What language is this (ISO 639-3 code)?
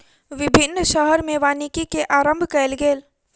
mai